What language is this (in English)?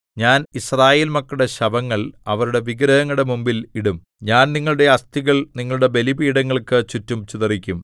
Malayalam